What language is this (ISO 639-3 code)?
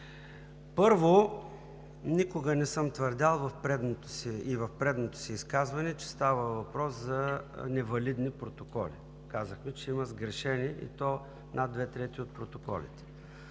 bul